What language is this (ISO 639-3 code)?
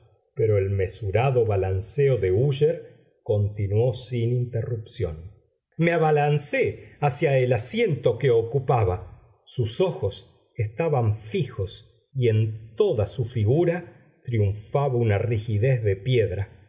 spa